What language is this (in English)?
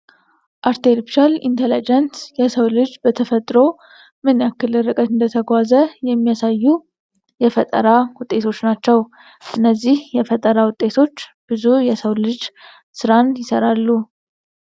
Amharic